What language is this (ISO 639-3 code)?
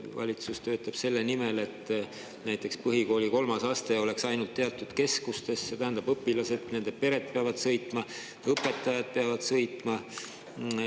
est